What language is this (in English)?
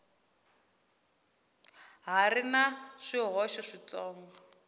Tsonga